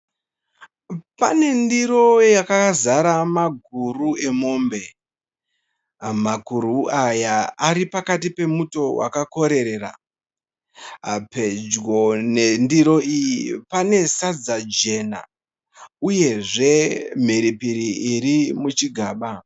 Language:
Shona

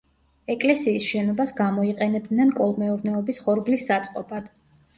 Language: Georgian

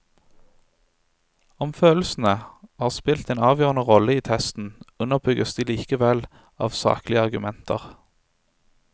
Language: Norwegian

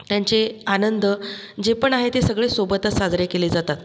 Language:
Marathi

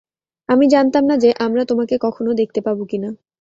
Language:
Bangla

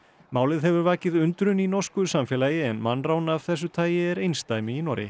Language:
Icelandic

